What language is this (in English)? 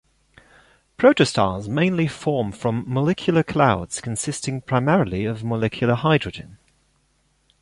English